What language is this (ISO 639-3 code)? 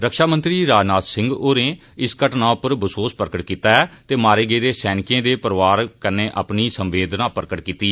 doi